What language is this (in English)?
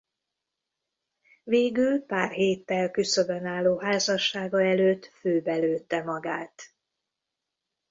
Hungarian